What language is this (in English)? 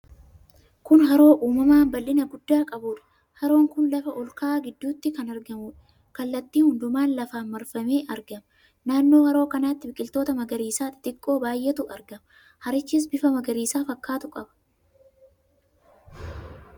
Oromo